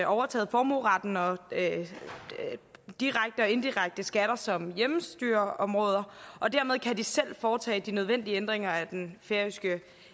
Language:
Danish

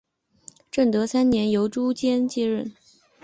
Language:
Chinese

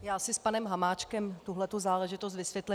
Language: Czech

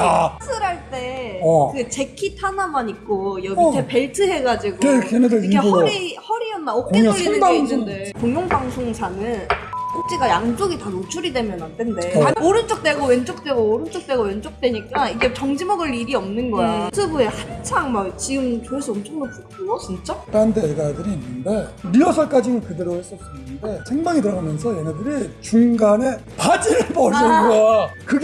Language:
Korean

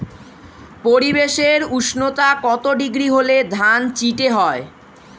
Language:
Bangla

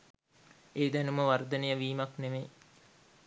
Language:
Sinhala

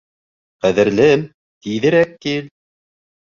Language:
Bashkir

